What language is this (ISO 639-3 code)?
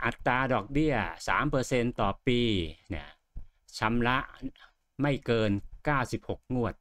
tha